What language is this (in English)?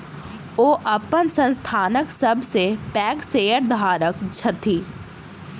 Maithili